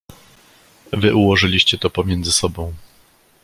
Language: Polish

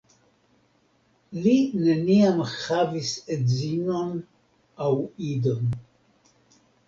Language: Esperanto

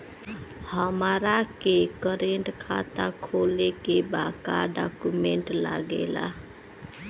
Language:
Bhojpuri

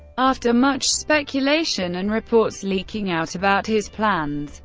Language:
English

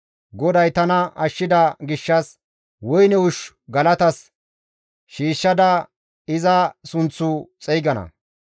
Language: Gamo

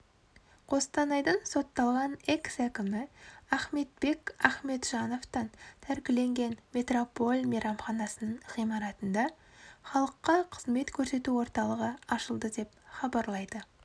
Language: Kazakh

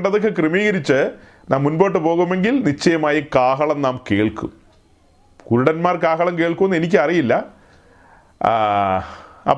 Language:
Malayalam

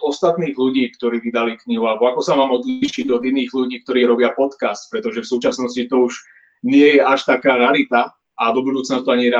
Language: Slovak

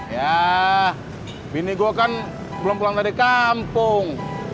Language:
Indonesian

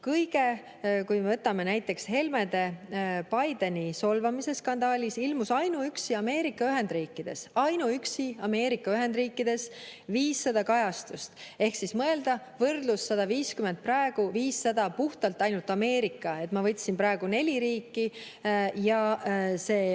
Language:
Estonian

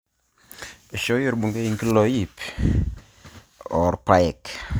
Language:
Masai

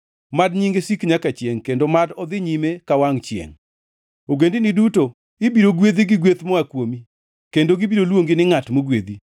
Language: Luo (Kenya and Tanzania)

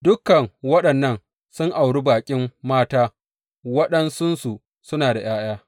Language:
Hausa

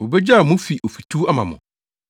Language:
Akan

